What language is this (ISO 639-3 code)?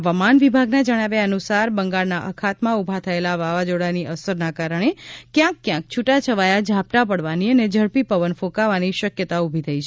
guj